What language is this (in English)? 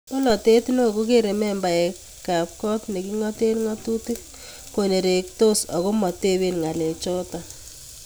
Kalenjin